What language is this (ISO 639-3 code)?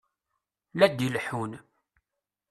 kab